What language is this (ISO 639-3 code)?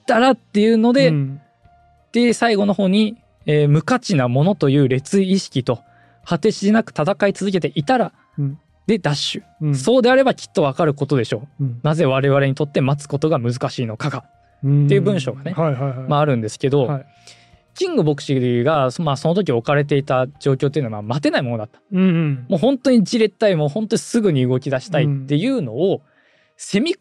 jpn